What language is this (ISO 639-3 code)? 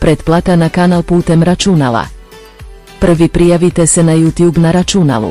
hrv